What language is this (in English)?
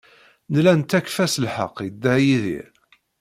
Kabyle